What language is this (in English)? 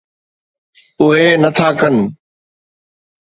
Sindhi